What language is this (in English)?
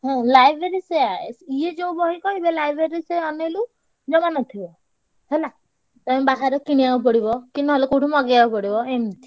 Odia